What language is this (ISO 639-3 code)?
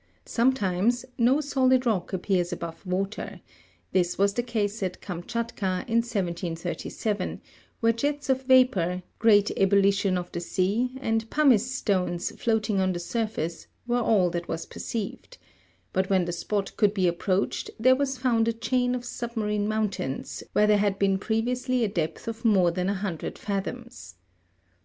eng